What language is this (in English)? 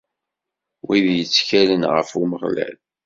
Kabyle